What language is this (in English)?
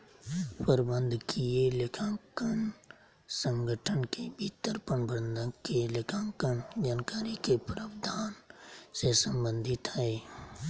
Magahi